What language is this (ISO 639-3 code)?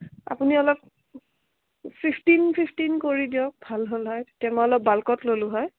asm